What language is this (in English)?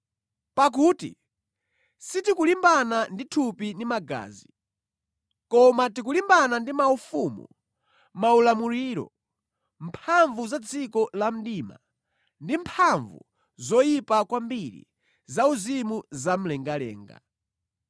Nyanja